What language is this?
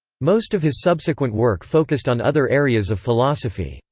English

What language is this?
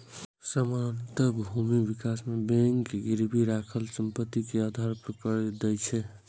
Maithili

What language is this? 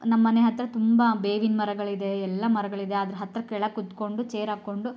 Kannada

